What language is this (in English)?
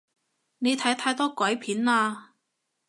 Cantonese